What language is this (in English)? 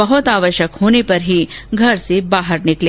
Hindi